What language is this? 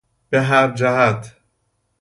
Persian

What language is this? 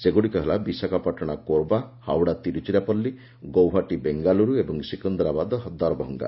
Odia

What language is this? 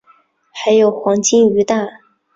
Chinese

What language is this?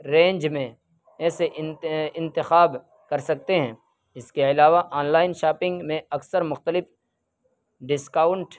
Urdu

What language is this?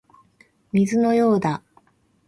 Japanese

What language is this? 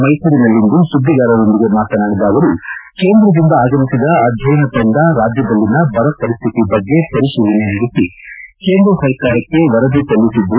Kannada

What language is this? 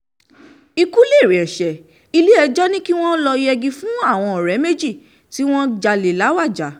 Yoruba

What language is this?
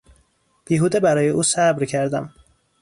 Persian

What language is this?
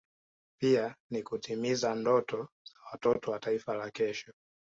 Swahili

